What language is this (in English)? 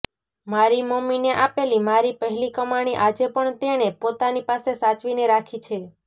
Gujarati